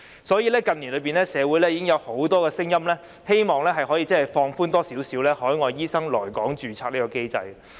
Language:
Cantonese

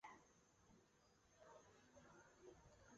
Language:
Chinese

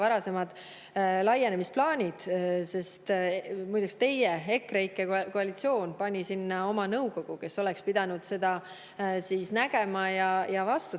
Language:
Estonian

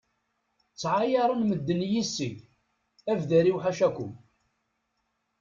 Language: Kabyle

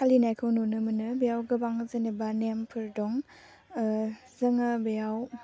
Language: Bodo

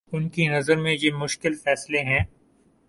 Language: Urdu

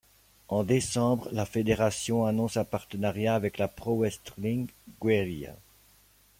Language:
French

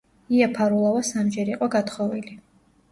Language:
Georgian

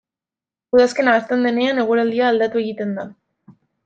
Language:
Basque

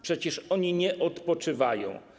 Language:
Polish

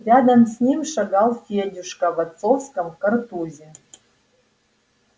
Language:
Russian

